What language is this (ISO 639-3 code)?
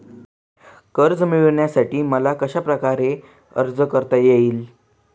mar